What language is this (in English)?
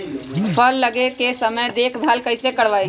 Magahi